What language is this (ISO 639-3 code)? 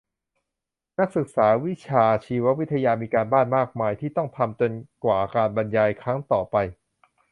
tha